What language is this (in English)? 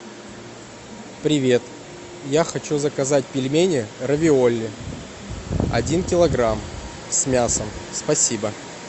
Russian